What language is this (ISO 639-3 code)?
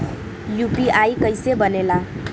bho